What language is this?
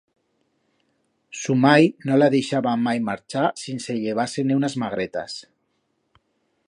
Aragonese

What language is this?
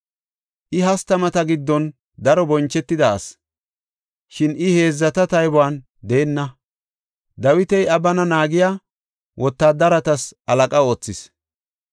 Gofa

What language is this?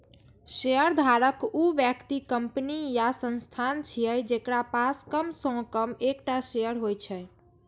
Maithili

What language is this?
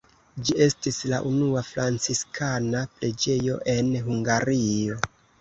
Esperanto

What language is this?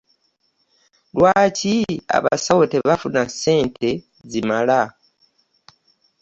Ganda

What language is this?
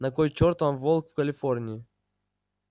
Russian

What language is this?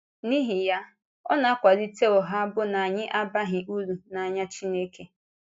Igbo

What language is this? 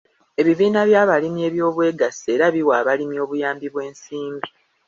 Ganda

